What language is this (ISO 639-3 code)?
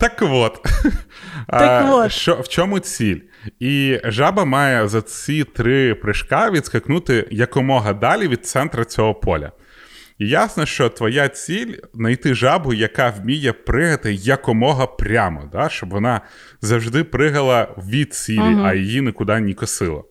ukr